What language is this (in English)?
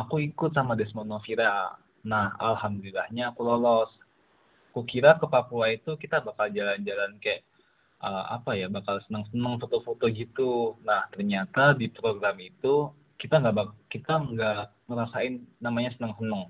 Indonesian